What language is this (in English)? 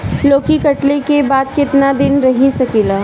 Bhojpuri